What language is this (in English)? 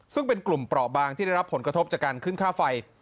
Thai